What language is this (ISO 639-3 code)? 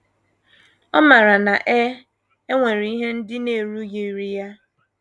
ibo